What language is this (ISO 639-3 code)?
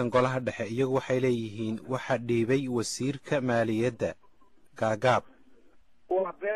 ara